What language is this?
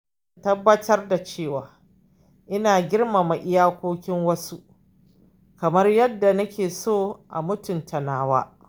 Hausa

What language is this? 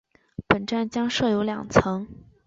Chinese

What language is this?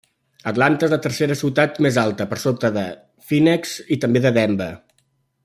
Catalan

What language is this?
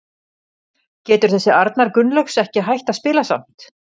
Icelandic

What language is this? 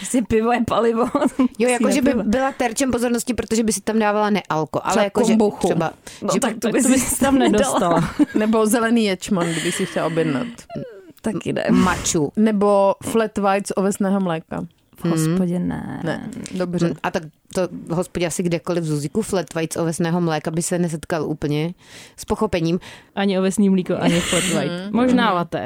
Czech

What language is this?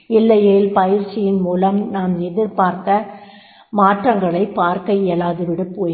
Tamil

